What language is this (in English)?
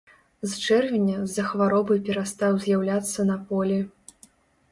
Belarusian